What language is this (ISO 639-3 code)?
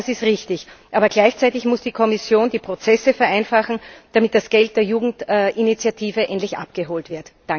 deu